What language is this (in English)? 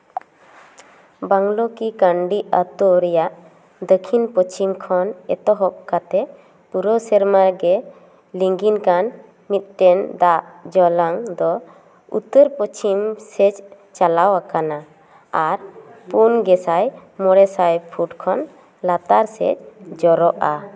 Santali